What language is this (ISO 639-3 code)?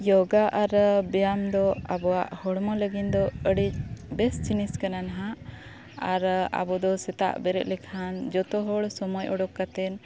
sat